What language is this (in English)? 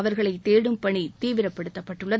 Tamil